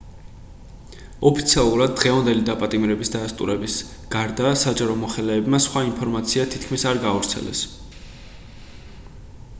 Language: Georgian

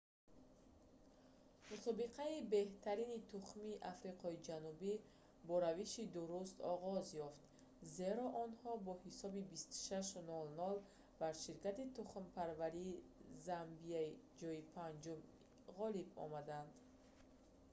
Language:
Tajik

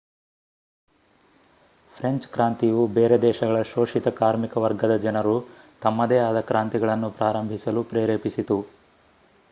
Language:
Kannada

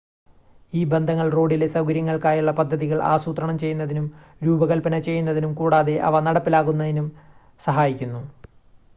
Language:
Malayalam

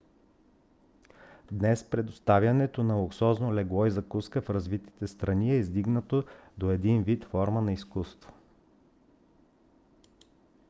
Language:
Bulgarian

